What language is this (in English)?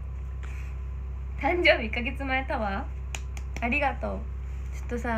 Japanese